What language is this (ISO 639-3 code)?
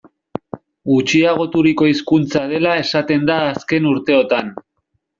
eus